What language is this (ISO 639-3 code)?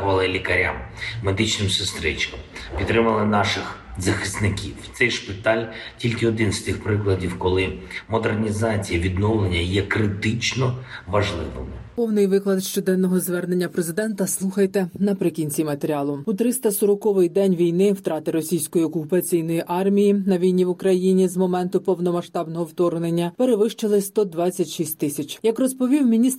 ukr